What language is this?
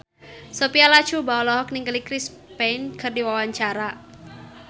Sundanese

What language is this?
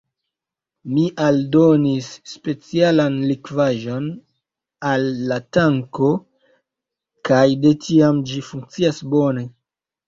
Esperanto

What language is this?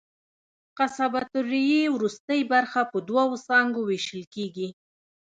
Pashto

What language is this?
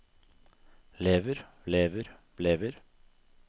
Norwegian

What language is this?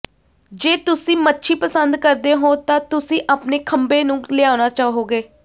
Punjabi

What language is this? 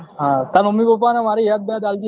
Gujarati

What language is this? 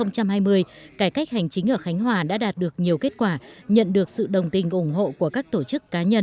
Vietnamese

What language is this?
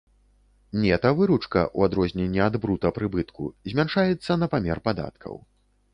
Belarusian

